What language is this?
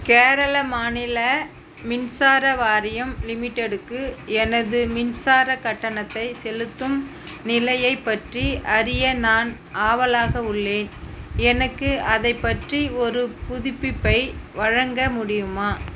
Tamil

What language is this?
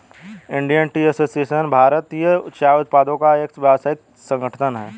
Hindi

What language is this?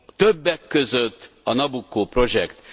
Hungarian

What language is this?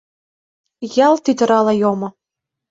Mari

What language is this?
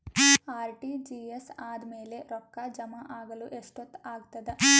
Kannada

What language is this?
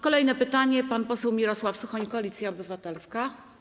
Polish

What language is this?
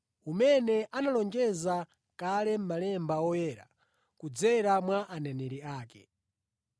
Nyanja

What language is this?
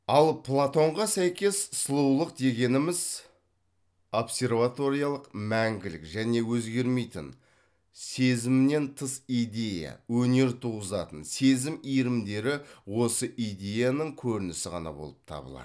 Kazakh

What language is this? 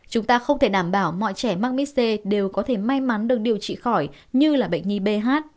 Vietnamese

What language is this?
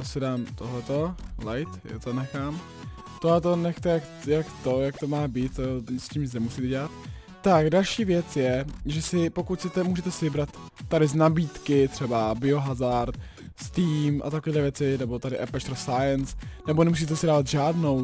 Czech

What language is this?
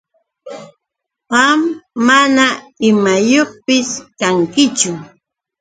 Yauyos Quechua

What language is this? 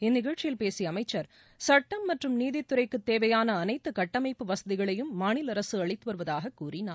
Tamil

